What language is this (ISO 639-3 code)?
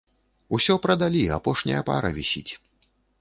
bel